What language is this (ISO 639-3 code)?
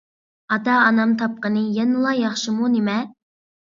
uig